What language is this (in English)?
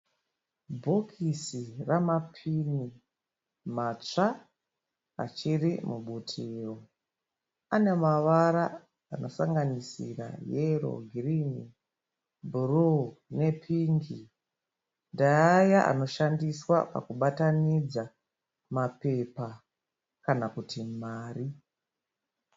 Shona